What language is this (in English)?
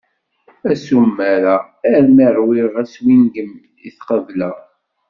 Kabyle